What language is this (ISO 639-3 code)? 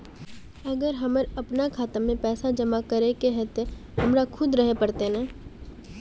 mag